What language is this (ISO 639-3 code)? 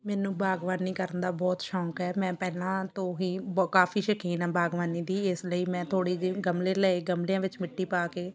pan